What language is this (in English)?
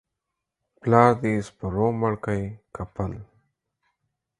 Pashto